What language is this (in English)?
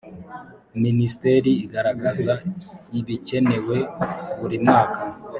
Kinyarwanda